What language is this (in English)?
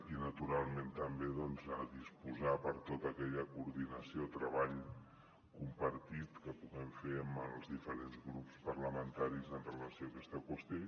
Catalan